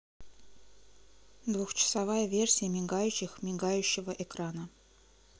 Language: Russian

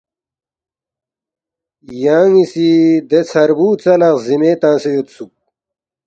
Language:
Balti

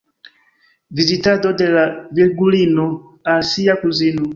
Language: Esperanto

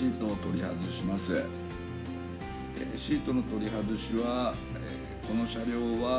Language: Japanese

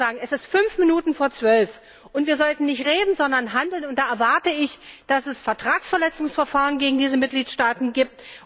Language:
German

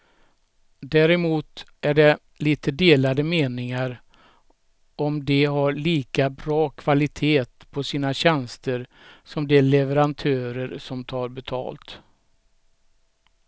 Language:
Swedish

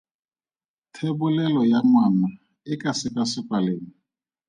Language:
Tswana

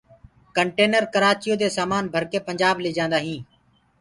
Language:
Gurgula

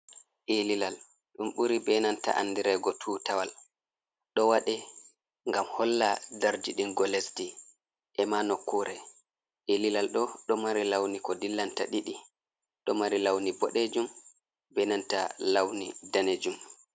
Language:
Fula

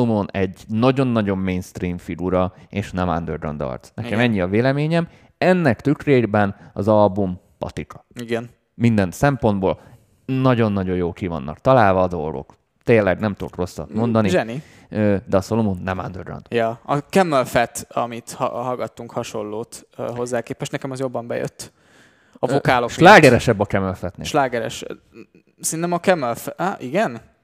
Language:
Hungarian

